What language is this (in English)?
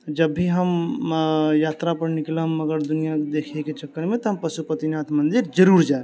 Maithili